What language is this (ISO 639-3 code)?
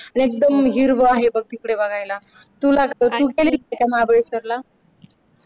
mar